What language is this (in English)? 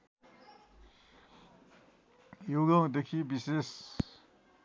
Nepali